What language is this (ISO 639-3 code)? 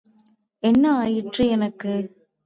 tam